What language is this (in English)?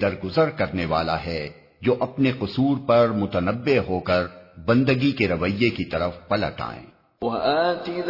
Urdu